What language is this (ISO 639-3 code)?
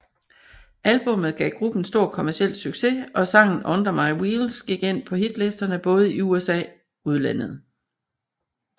dan